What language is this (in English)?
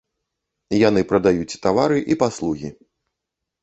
Belarusian